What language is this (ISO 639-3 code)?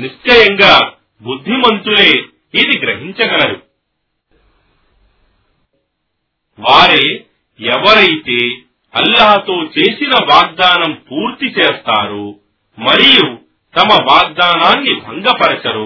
tel